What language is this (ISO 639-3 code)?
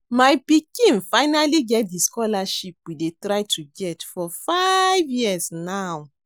pcm